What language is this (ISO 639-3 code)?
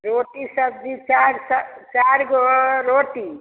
mai